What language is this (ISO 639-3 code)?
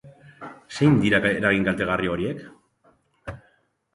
eus